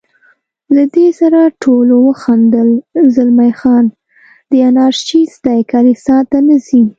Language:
Pashto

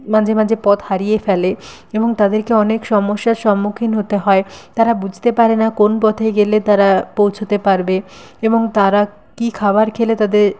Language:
Bangla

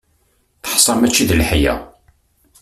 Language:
Kabyle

